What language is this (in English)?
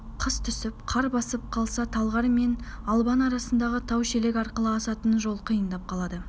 Kazakh